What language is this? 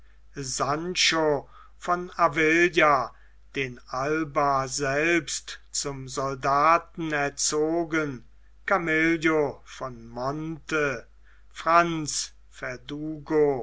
German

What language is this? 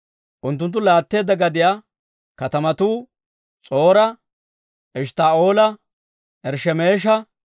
Dawro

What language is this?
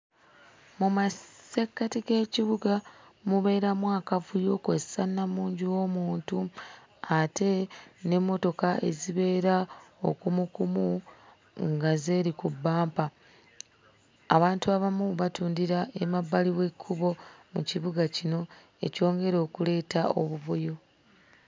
Ganda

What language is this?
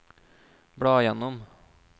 Norwegian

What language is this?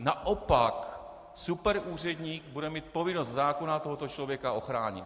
Czech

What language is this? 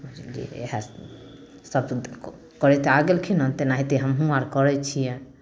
Maithili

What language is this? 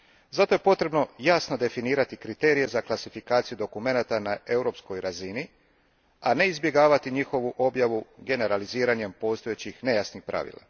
Croatian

